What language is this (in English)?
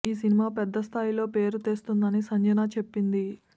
Telugu